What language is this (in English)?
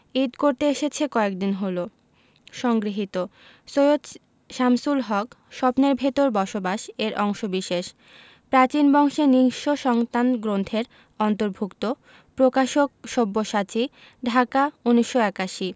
Bangla